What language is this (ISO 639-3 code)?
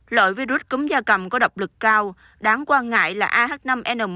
vie